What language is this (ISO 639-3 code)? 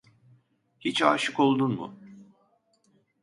tur